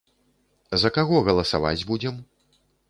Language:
Belarusian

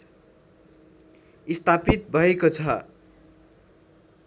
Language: Nepali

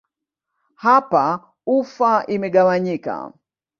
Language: Swahili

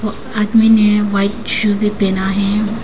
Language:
Hindi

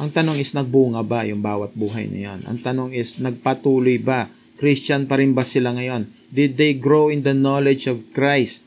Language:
Filipino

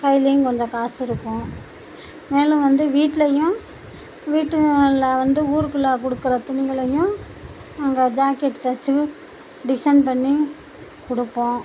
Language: Tamil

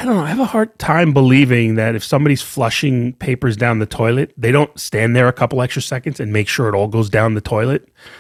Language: English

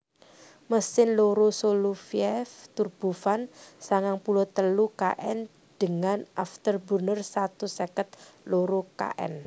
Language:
Javanese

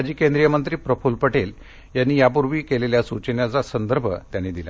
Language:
Marathi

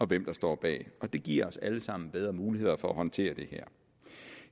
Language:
Danish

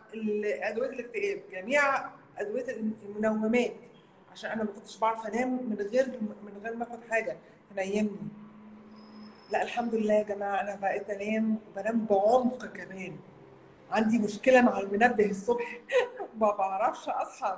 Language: Arabic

